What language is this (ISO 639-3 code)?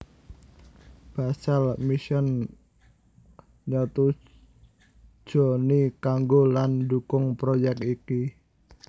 jav